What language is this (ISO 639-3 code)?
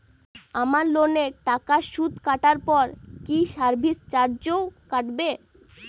ben